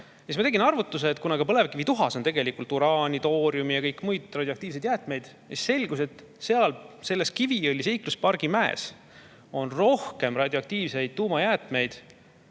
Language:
Estonian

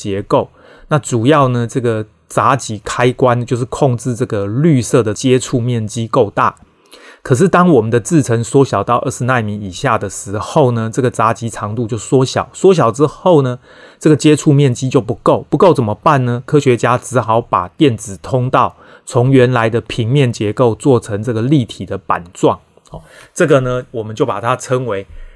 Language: Chinese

